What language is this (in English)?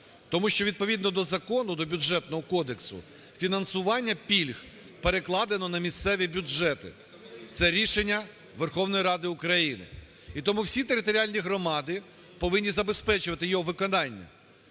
Ukrainian